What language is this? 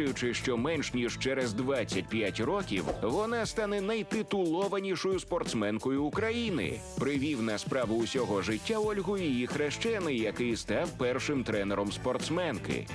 Ukrainian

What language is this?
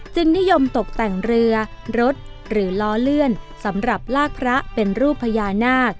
Thai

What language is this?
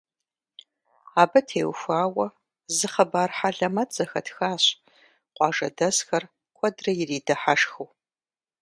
Kabardian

